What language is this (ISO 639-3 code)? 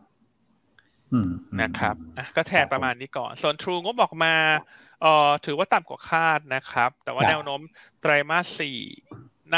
tha